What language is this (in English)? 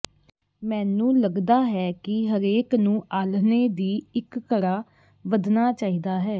Punjabi